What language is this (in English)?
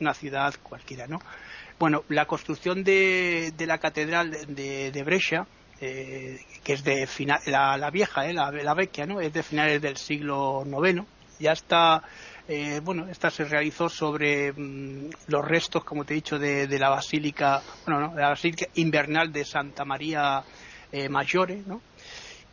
Spanish